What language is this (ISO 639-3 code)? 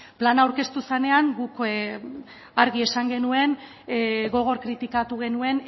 eus